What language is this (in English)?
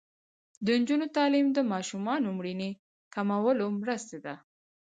Pashto